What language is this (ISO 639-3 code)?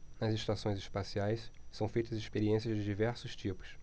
por